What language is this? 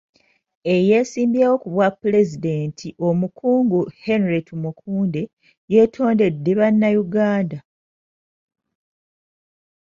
Ganda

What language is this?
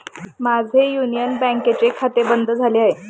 Marathi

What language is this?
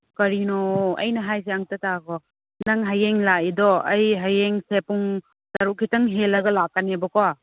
Manipuri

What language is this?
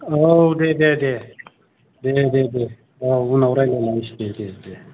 Bodo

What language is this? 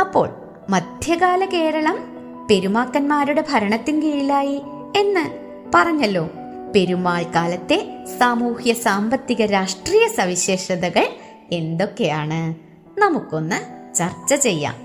Malayalam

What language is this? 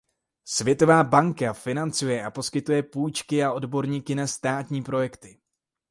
Czech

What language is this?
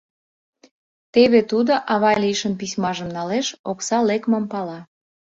Mari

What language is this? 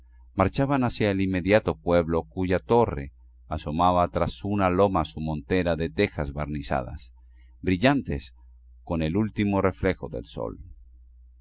Spanish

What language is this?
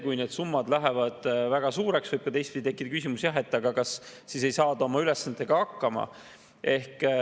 Estonian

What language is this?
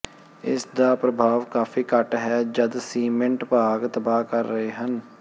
Punjabi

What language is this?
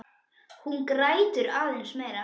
Icelandic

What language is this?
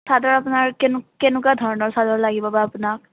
Assamese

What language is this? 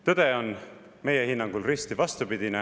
Estonian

